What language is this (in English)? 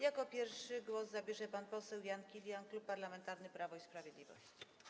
Polish